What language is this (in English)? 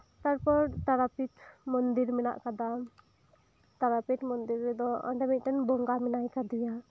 Santali